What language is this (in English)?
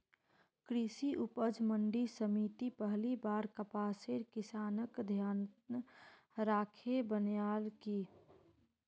Magahi